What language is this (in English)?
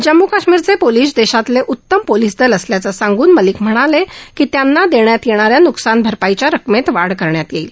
Marathi